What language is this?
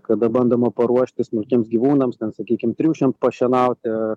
Lithuanian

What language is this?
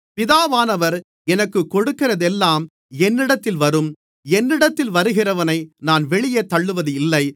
Tamil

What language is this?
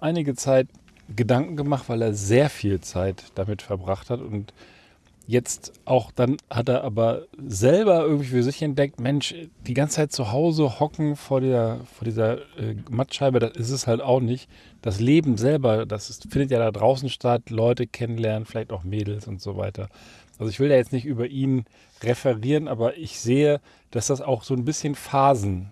German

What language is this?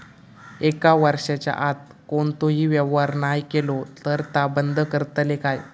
Marathi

